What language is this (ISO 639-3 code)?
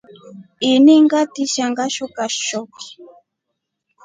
rof